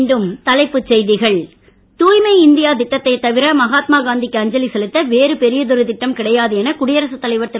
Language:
Tamil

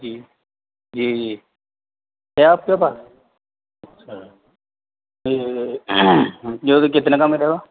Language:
Urdu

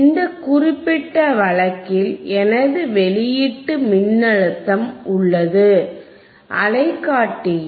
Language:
Tamil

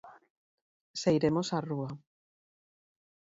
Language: Galician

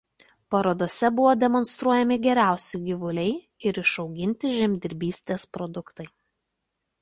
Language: Lithuanian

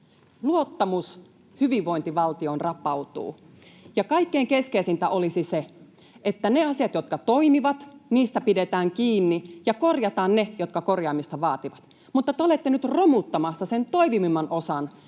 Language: Finnish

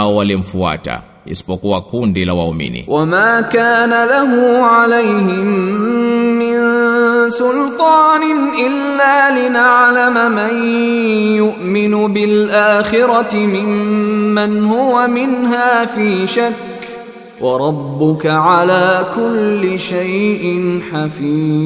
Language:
Swahili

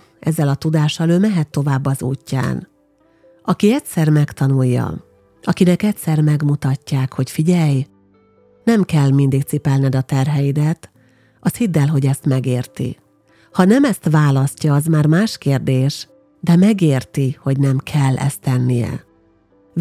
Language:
Hungarian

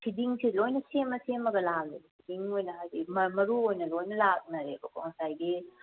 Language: Manipuri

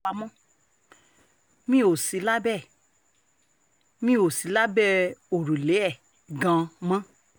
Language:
Yoruba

